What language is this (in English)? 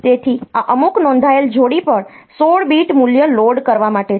Gujarati